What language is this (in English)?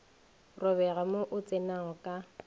Northern Sotho